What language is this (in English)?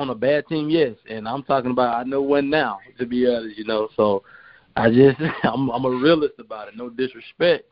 English